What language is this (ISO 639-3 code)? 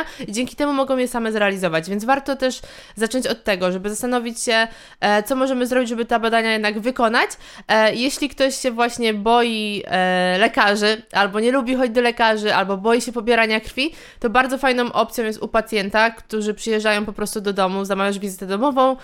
pol